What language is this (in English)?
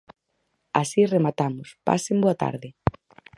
Galician